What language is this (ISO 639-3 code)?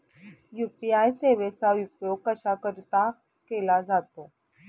mar